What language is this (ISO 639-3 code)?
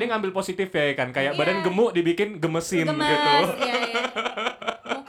ind